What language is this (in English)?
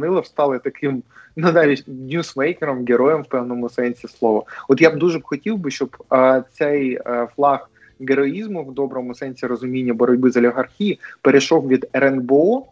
Ukrainian